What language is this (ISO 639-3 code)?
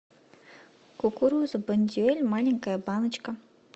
rus